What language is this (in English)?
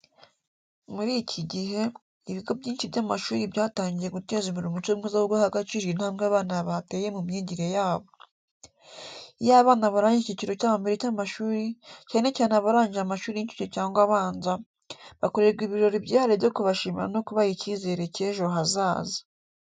Kinyarwanda